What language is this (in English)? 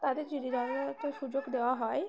Bangla